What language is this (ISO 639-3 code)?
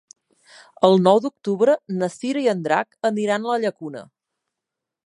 cat